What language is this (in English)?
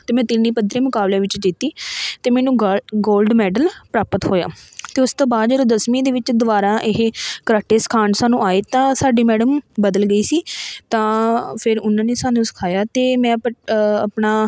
Punjabi